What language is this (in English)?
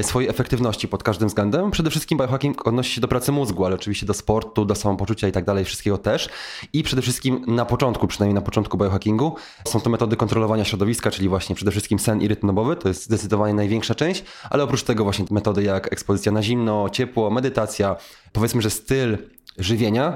Polish